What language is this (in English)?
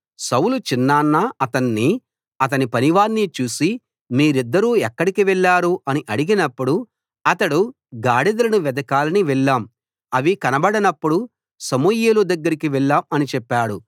Telugu